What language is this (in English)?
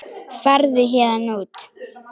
Icelandic